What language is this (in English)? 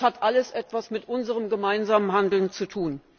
German